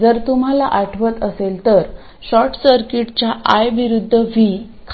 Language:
Marathi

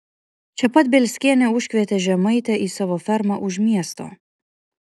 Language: Lithuanian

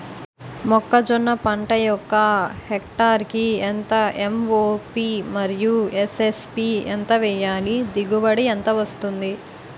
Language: Telugu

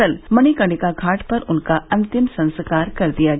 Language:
Hindi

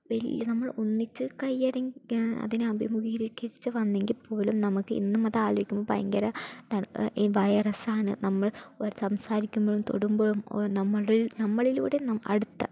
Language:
Malayalam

